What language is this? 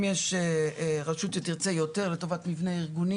Hebrew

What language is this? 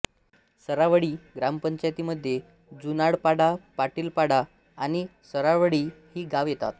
Marathi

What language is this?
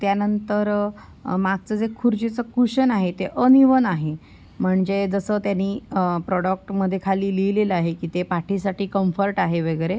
Marathi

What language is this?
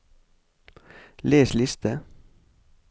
Norwegian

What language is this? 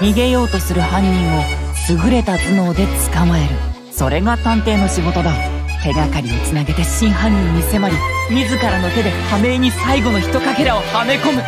Japanese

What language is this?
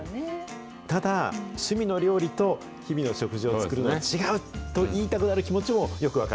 Japanese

